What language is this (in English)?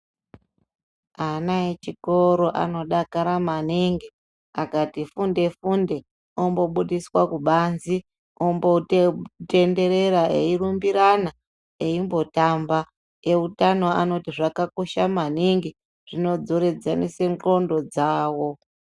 Ndau